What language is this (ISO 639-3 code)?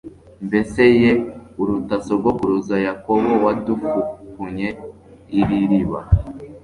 kin